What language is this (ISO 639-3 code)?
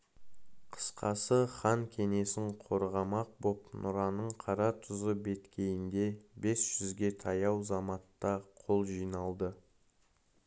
kaz